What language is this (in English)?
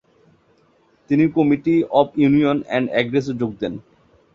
Bangla